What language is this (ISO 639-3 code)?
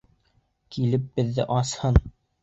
bak